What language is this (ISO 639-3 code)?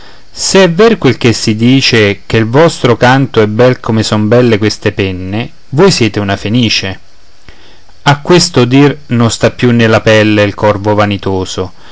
ita